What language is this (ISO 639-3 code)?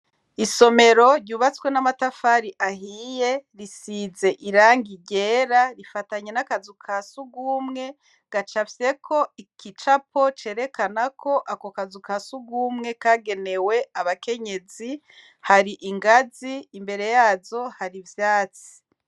run